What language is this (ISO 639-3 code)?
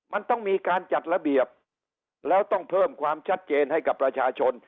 tha